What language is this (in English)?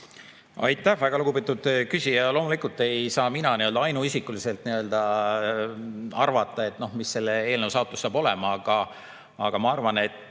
Estonian